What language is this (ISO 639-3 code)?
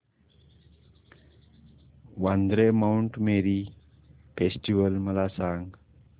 mar